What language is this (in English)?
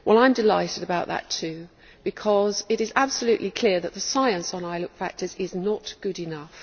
English